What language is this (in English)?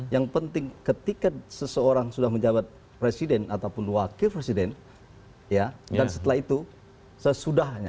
Indonesian